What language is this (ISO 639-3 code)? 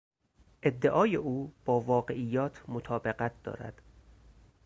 fas